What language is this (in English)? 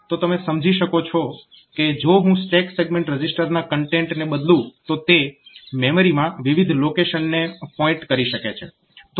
Gujarati